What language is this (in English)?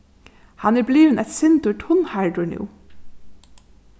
Faroese